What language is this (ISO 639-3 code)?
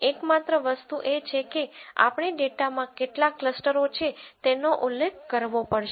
guj